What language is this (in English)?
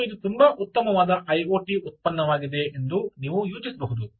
Kannada